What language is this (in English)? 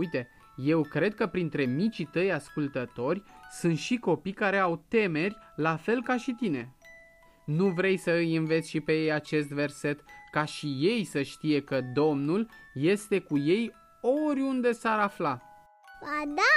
Romanian